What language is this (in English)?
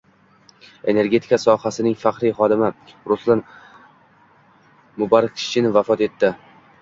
Uzbek